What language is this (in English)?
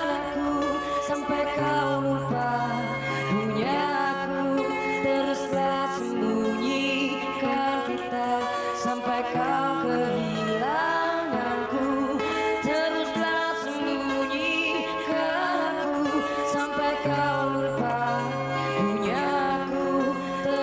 Indonesian